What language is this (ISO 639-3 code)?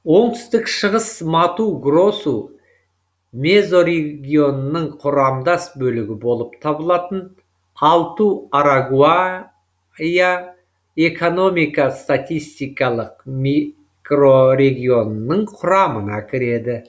kaz